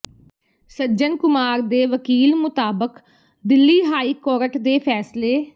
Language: Punjabi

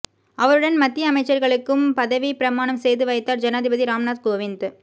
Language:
Tamil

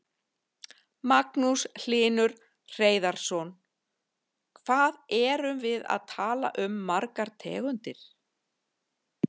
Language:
Icelandic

